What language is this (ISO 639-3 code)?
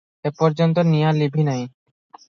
ori